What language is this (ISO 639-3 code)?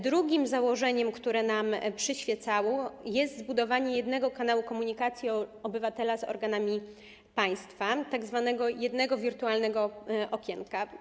pol